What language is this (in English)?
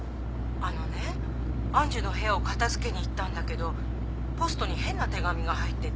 Japanese